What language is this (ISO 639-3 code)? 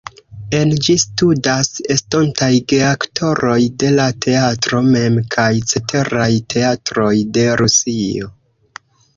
epo